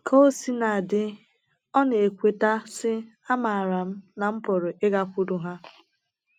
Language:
Igbo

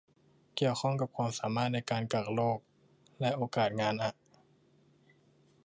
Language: Thai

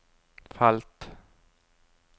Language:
Norwegian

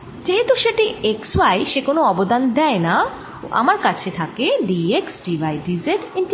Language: Bangla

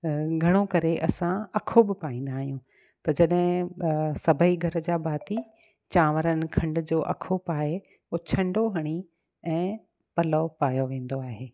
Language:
Sindhi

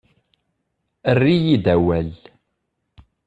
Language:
Kabyle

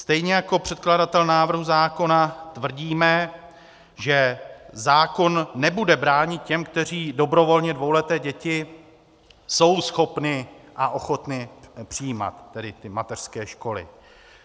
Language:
Czech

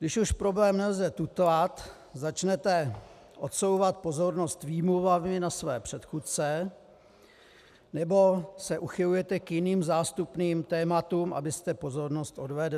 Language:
Czech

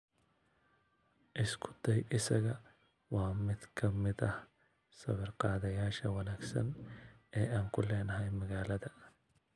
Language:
Somali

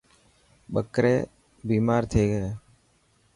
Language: Dhatki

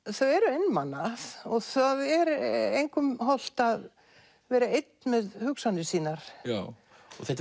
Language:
Icelandic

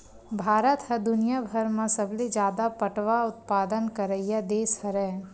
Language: Chhattisgarhi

